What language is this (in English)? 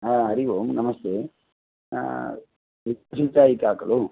Sanskrit